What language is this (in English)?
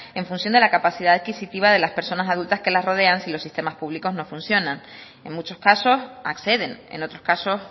Spanish